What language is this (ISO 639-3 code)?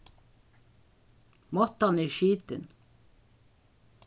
fao